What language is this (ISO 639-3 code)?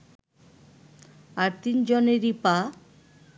ben